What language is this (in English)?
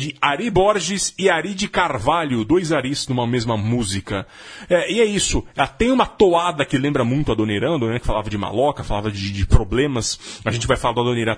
Portuguese